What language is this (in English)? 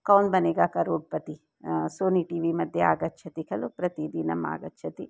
Sanskrit